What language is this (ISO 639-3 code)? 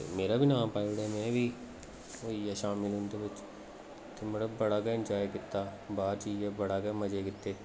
doi